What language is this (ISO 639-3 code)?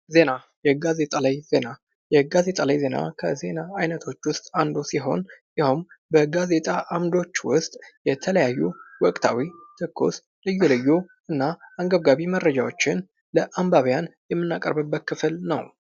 amh